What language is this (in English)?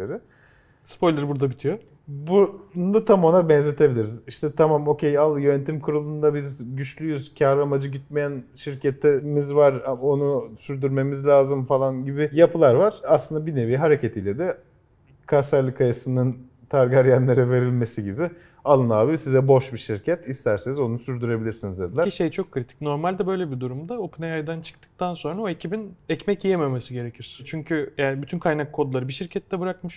Turkish